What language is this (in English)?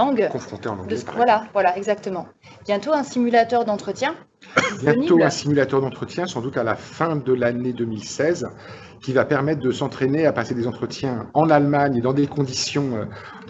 French